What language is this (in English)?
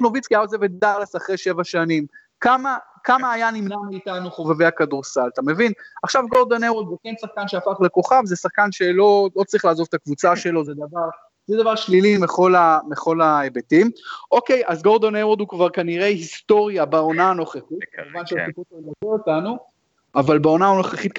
Hebrew